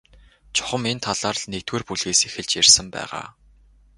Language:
Mongolian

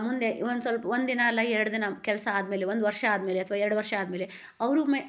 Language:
Kannada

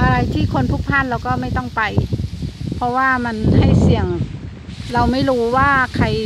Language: Thai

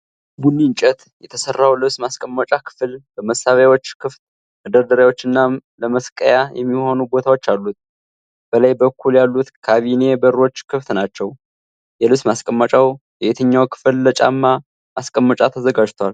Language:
Amharic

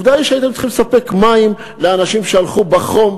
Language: Hebrew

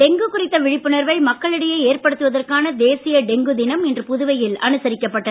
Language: Tamil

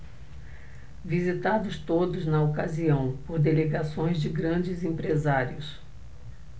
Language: Portuguese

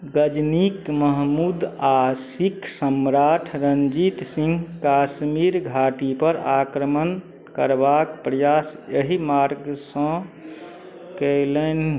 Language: Maithili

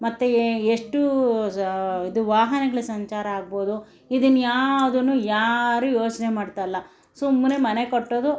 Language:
Kannada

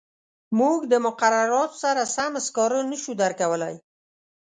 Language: Pashto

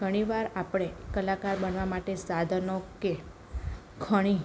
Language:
Gujarati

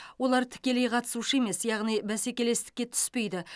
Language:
Kazakh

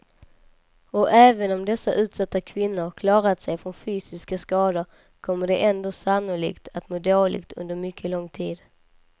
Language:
Swedish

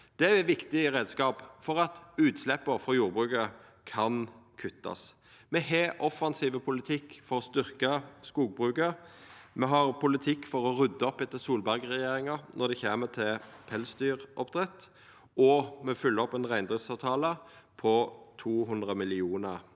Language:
Norwegian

